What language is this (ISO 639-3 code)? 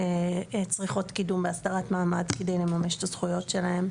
heb